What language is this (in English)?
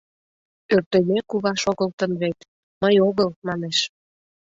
Mari